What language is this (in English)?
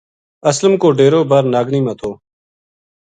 Gujari